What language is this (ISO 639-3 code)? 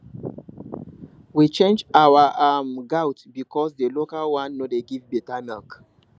pcm